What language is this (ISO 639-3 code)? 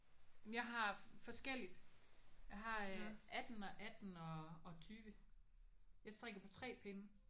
dan